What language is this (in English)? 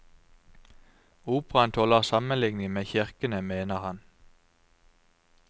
Norwegian